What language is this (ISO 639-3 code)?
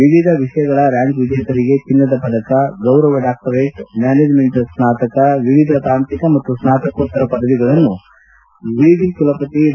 kan